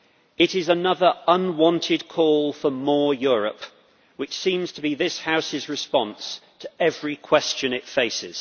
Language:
English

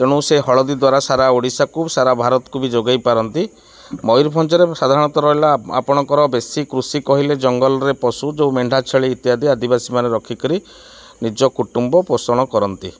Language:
Odia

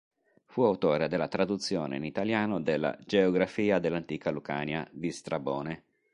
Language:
Italian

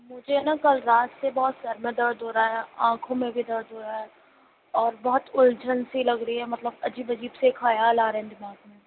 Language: Urdu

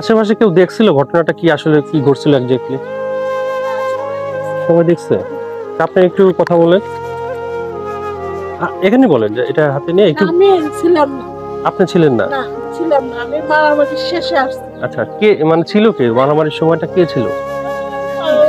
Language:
Arabic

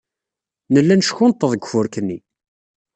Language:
Kabyle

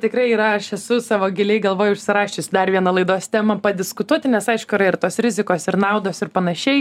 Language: Lithuanian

